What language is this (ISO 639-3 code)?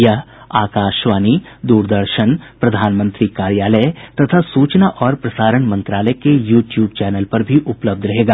hin